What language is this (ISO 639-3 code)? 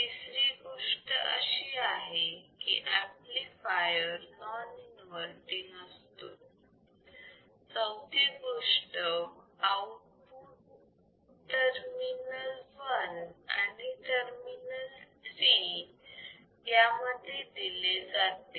mar